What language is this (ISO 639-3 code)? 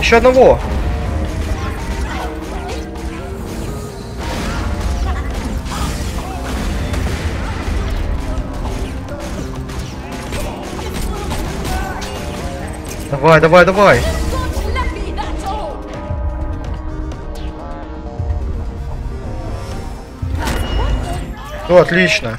rus